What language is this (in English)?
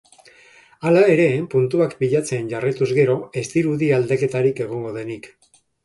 Basque